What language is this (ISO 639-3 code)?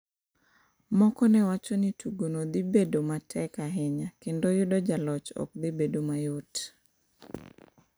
luo